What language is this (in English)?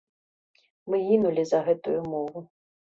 Belarusian